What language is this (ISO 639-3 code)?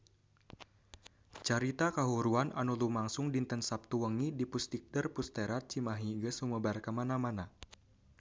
sun